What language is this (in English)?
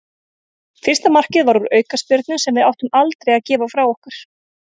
Icelandic